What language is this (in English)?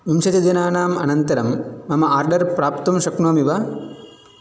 Sanskrit